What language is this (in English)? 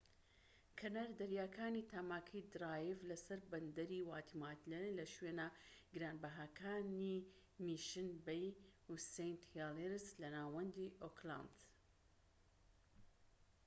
Central Kurdish